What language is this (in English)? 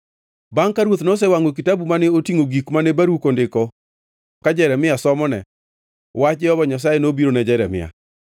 Luo (Kenya and Tanzania)